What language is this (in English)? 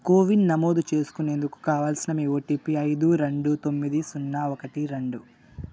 Telugu